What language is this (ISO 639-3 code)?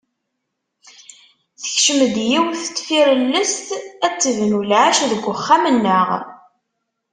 kab